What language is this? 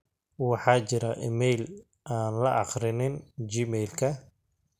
Somali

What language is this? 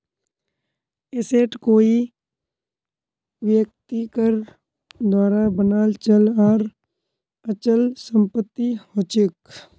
Magahi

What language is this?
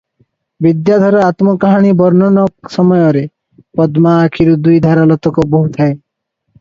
Odia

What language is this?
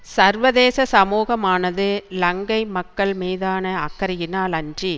Tamil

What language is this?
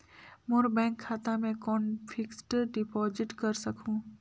Chhattisgarhi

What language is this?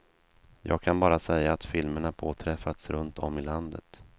Swedish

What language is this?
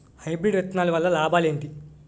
Telugu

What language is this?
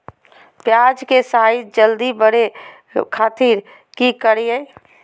Magahi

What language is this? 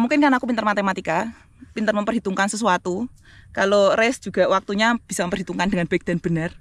Indonesian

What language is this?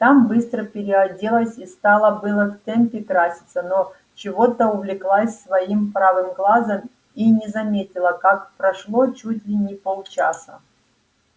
Russian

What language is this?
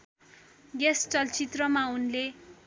Nepali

